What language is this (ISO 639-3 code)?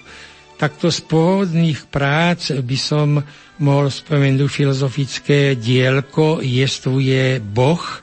slk